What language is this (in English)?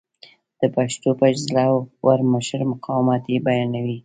Pashto